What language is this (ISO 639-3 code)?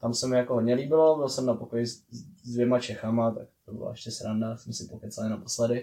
ces